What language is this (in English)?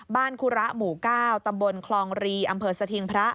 Thai